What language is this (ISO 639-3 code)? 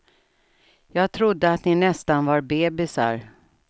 swe